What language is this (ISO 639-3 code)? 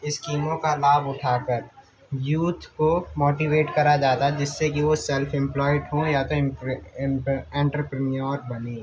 urd